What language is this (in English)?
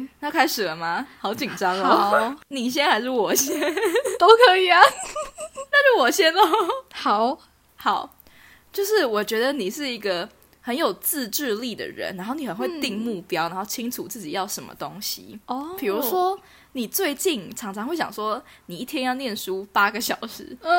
Chinese